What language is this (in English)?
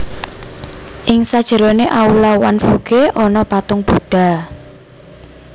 Javanese